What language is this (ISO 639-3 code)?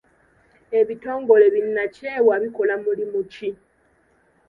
lug